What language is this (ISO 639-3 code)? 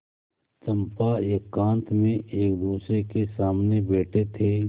hin